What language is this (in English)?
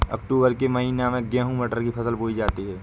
Hindi